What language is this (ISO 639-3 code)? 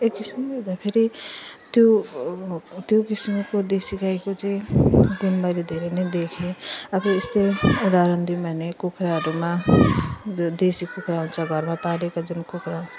nep